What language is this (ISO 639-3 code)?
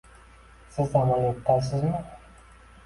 uzb